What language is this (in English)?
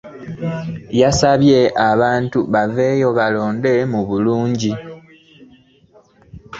Ganda